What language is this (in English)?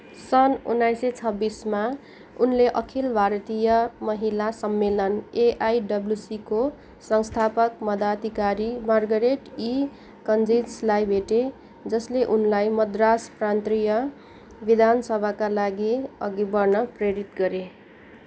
Nepali